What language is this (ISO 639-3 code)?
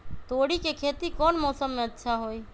mag